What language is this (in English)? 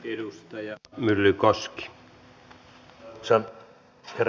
Finnish